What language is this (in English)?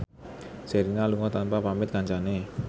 Javanese